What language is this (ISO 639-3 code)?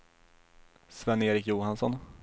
swe